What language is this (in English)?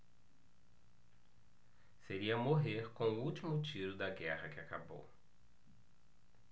Portuguese